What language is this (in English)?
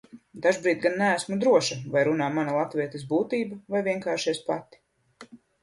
Latvian